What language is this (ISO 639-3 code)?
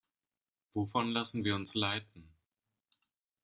deu